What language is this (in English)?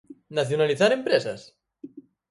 Galician